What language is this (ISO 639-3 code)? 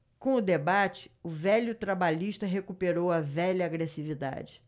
por